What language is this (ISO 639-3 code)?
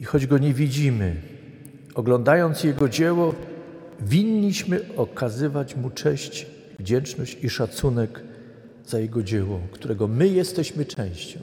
pol